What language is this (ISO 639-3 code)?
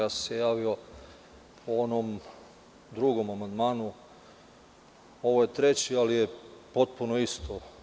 srp